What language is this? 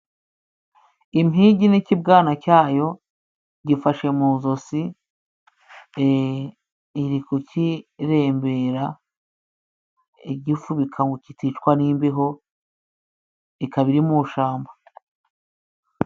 Kinyarwanda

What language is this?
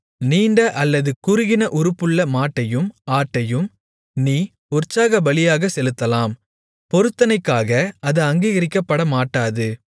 Tamil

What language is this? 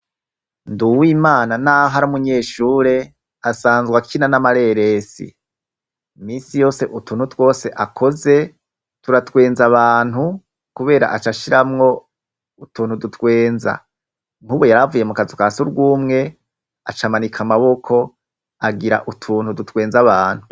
Rundi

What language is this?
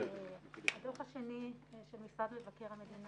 Hebrew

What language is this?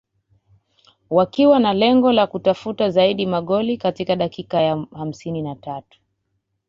Swahili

